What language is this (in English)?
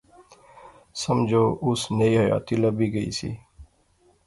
Pahari-Potwari